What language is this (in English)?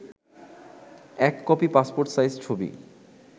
Bangla